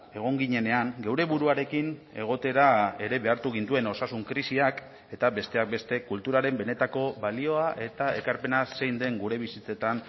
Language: Basque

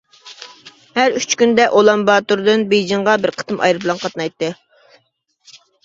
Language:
Uyghur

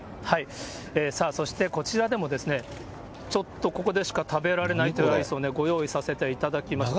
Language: Japanese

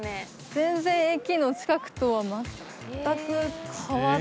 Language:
Japanese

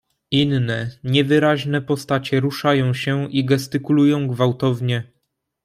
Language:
Polish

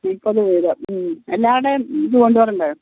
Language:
Malayalam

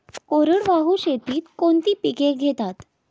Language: Marathi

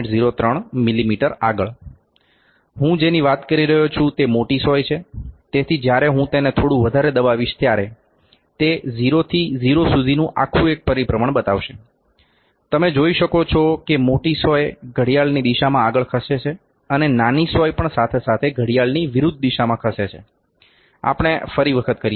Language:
Gujarati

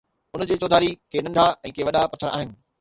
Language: Sindhi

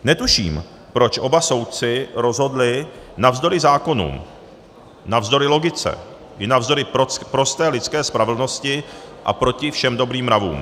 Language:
Czech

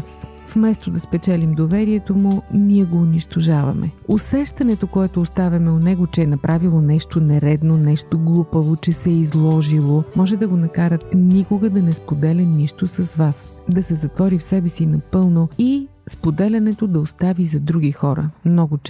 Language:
Bulgarian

